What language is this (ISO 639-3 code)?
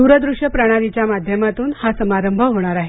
mar